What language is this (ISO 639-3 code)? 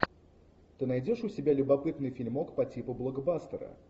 rus